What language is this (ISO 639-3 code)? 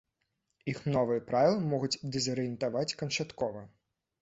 bel